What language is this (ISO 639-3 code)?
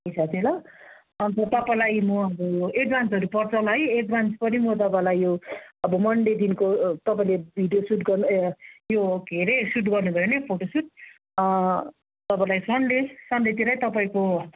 nep